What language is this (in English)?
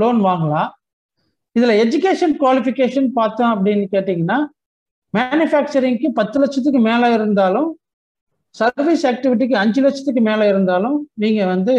Tamil